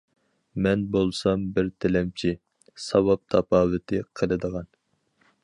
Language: Uyghur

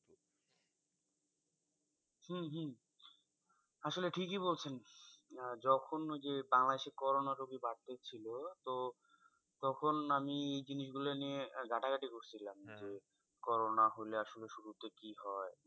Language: Bangla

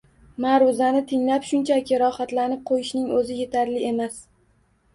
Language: Uzbek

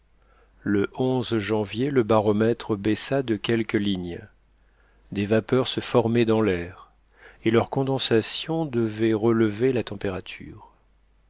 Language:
French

